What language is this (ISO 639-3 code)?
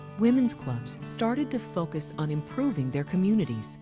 eng